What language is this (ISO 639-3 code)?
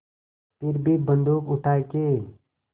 hin